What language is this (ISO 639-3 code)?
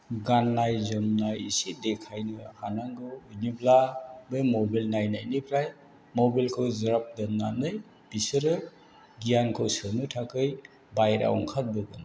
brx